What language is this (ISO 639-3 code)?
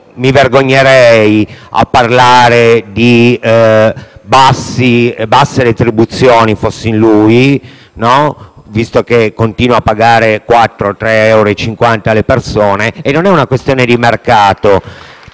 ita